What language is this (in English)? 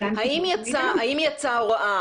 Hebrew